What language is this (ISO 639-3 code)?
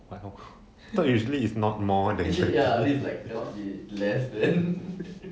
eng